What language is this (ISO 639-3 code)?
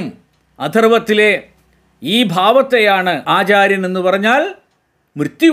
mal